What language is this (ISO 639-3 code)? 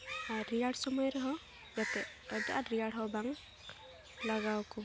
sat